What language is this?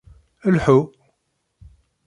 Kabyle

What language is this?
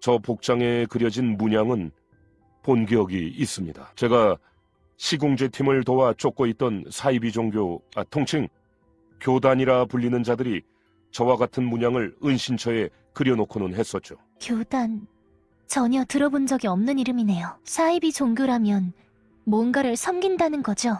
Korean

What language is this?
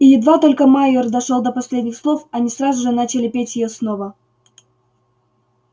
Russian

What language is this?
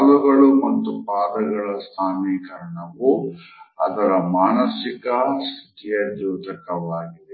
Kannada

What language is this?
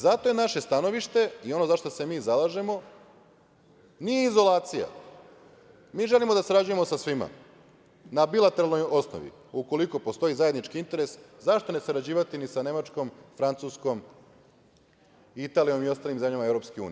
Serbian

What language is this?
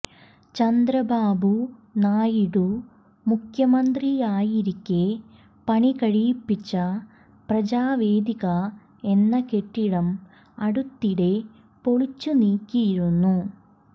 Malayalam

